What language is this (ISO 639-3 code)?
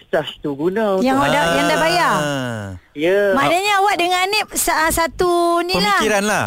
msa